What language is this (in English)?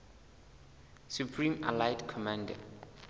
Southern Sotho